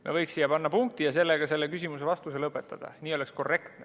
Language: Estonian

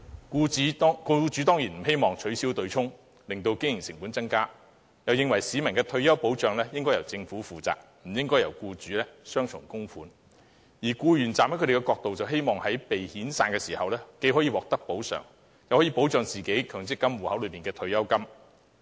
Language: Cantonese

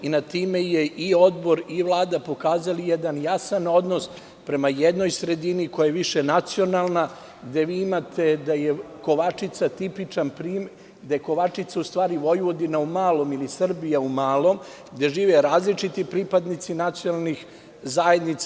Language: Serbian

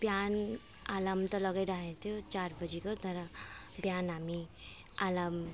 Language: Nepali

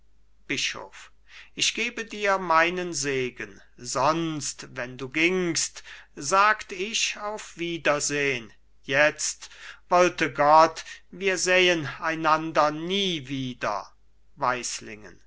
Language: German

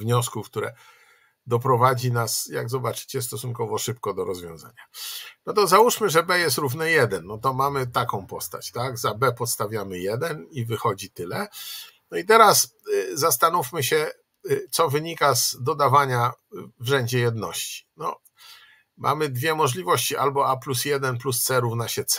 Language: Polish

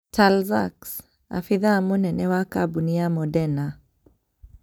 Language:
Kikuyu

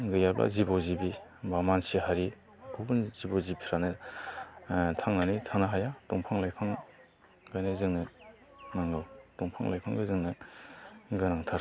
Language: Bodo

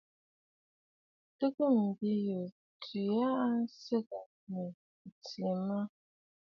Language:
Bafut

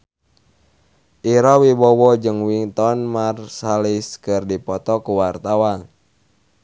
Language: Sundanese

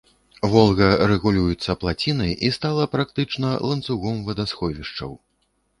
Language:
Belarusian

